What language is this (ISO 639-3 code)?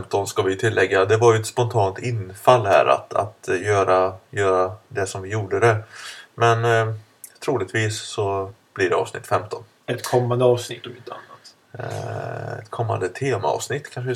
swe